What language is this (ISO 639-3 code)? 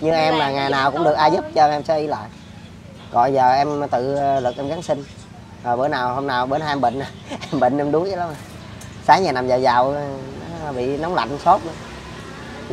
vie